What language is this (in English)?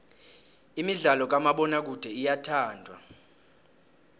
South Ndebele